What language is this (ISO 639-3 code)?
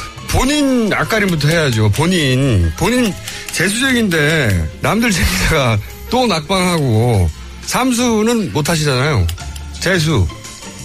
kor